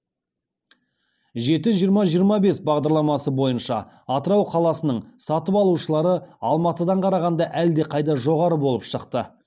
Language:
Kazakh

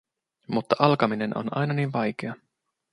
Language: Finnish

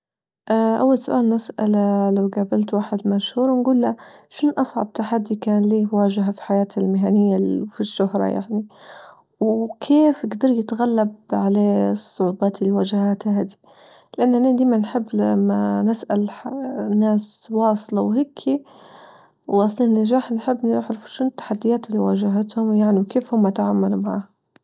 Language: Libyan Arabic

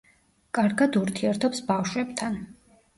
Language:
Georgian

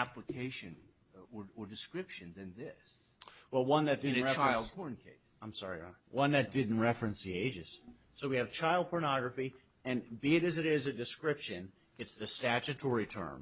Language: English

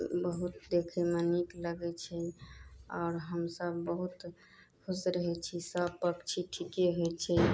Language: Maithili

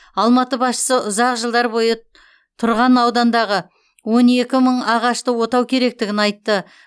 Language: Kazakh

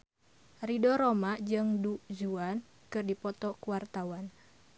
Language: Sundanese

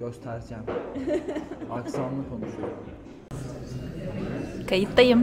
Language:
Turkish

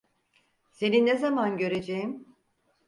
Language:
Turkish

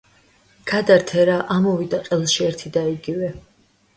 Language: Georgian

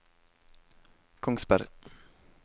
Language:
Norwegian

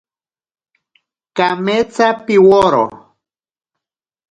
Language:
Ashéninka Perené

